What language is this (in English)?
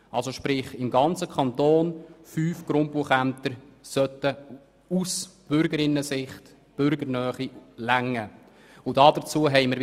Swiss German